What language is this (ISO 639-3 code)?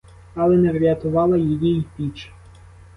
ukr